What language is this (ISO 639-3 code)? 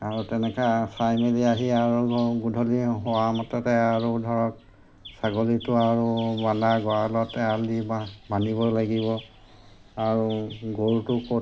asm